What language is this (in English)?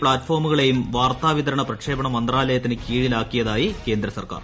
Malayalam